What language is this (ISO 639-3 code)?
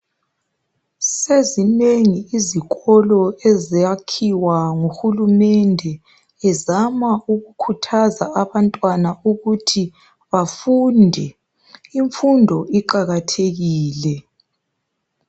nde